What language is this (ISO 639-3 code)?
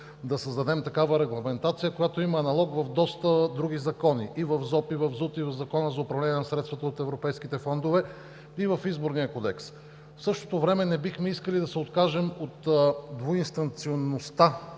bul